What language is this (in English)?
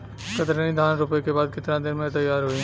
Bhojpuri